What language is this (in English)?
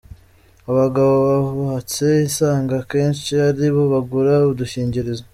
Kinyarwanda